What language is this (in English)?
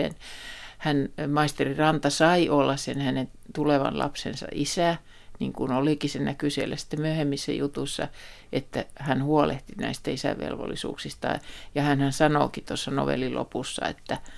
Finnish